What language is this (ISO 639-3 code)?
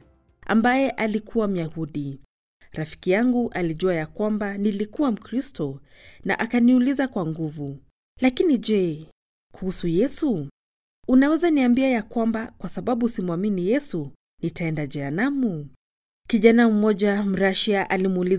swa